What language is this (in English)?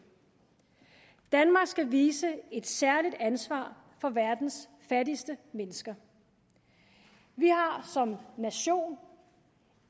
Danish